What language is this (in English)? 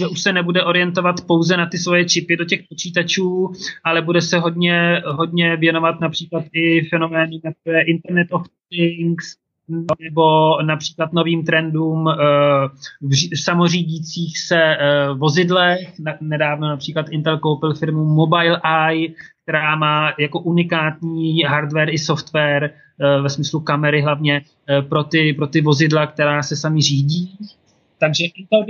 Czech